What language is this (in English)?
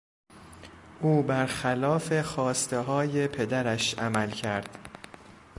Persian